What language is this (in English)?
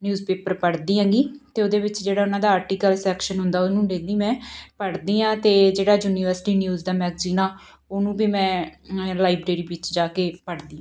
Punjabi